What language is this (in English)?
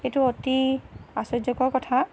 Assamese